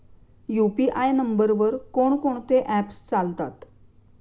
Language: Marathi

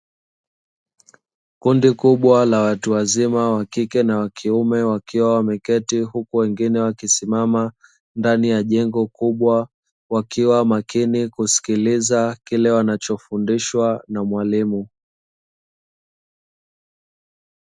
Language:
Swahili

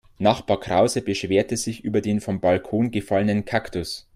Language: German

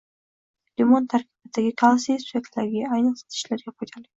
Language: Uzbek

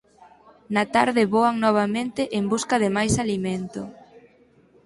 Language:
Galician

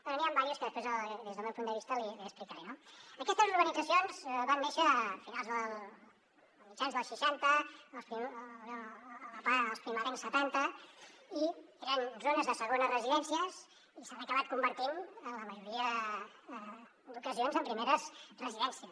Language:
Catalan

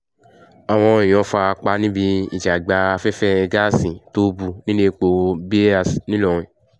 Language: Yoruba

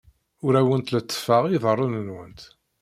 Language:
Kabyle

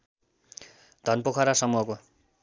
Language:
Nepali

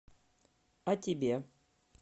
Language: Russian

